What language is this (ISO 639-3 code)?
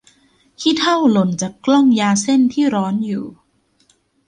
tha